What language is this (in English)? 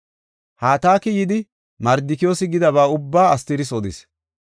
Gofa